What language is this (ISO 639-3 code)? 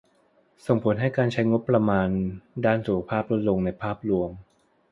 tha